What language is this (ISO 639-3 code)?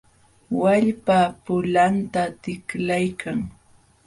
qxw